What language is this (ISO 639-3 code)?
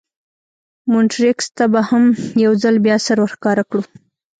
pus